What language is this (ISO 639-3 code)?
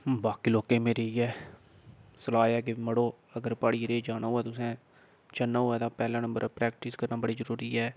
doi